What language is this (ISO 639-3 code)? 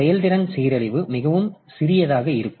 tam